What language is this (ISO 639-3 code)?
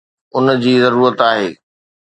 snd